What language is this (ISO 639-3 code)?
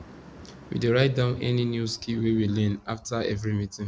pcm